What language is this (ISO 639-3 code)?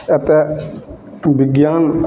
mai